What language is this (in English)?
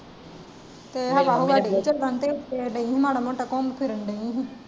Punjabi